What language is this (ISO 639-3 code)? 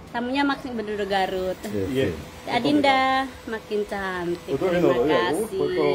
ind